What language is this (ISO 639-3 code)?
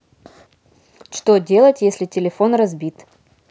rus